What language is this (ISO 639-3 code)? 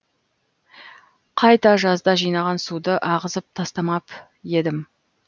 kaz